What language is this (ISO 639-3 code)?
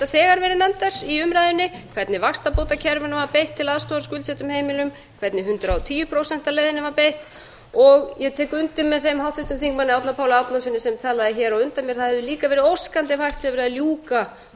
isl